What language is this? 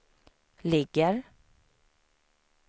Swedish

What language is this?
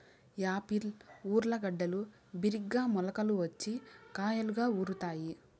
Telugu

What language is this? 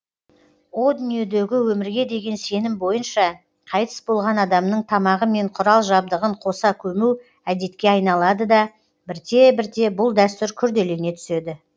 Kazakh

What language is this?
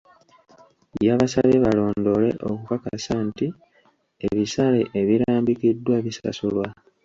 Ganda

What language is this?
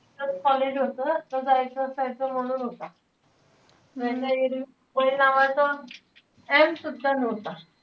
Marathi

